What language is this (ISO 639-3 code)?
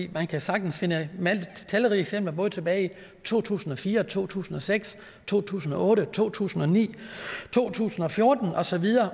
dan